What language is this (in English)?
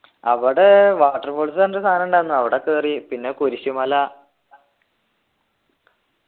Malayalam